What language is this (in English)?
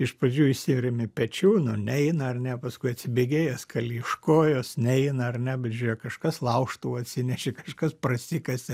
Lithuanian